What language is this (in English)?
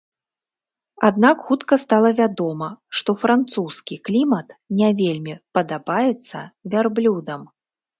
Belarusian